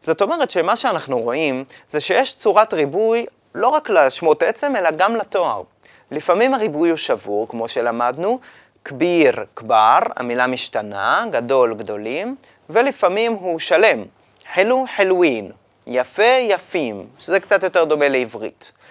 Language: Hebrew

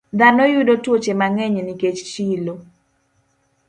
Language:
Luo (Kenya and Tanzania)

